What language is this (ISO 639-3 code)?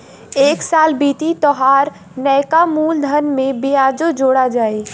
bho